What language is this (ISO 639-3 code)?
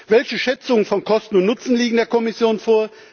deu